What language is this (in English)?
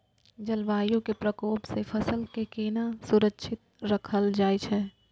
Maithili